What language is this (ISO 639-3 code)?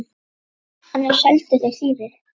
isl